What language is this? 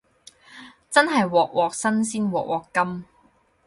Cantonese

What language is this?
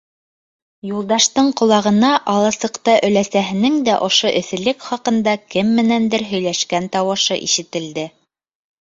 Bashkir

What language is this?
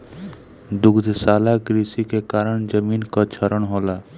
Bhojpuri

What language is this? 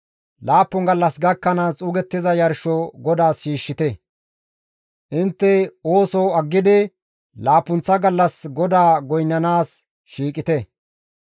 Gamo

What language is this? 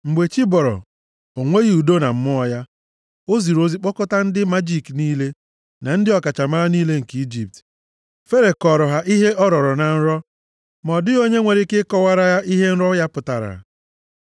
Igbo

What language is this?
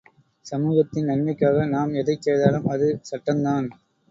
Tamil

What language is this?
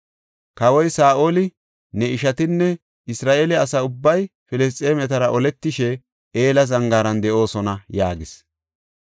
Gofa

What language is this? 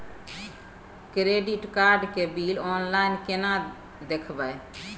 Maithili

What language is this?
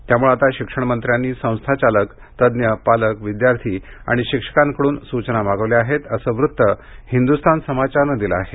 Marathi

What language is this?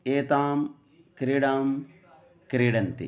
Sanskrit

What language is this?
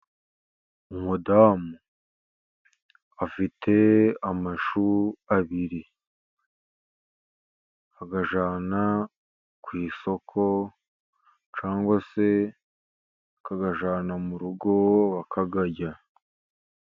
Kinyarwanda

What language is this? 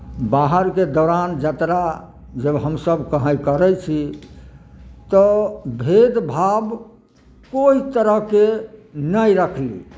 Maithili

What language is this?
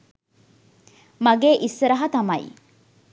Sinhala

